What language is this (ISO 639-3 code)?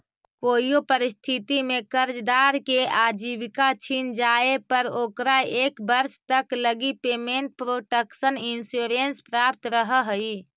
mag